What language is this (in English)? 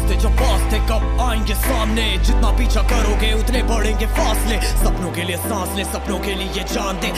Romanian